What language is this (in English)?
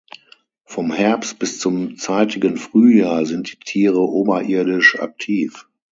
German